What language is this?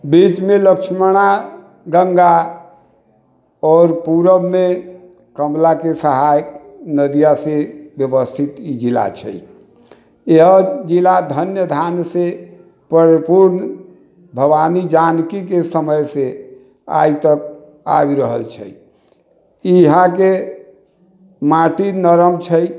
Maithili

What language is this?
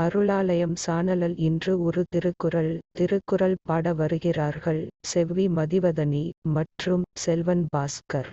Tamil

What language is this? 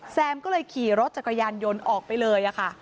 Thai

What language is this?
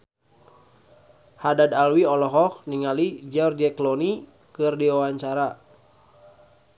Sundanese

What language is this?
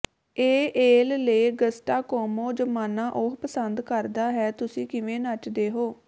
Punjabi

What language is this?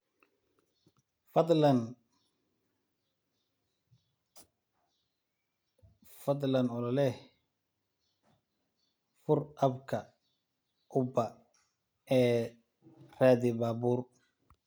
Somali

